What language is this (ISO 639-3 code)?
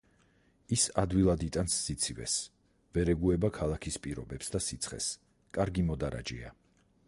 kat